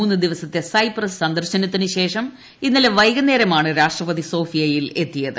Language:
Malayalam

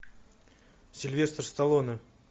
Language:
Russian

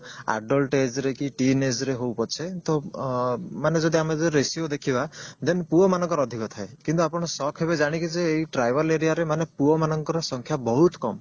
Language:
Odia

